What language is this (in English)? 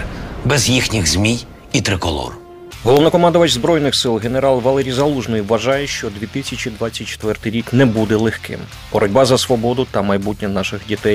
Ukrainian